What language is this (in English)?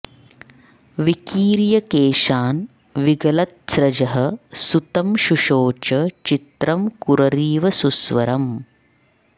Sanskrit